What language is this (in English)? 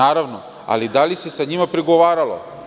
Serbian